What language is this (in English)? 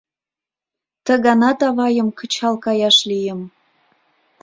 Mari